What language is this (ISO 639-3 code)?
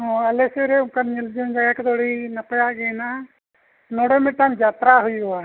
sat